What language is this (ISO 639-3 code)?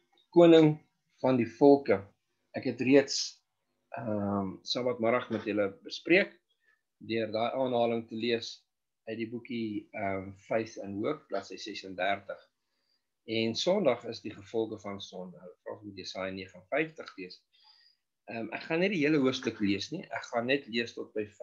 nld